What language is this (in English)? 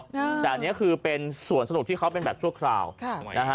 Thai